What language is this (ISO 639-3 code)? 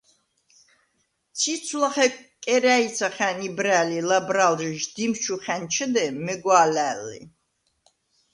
sva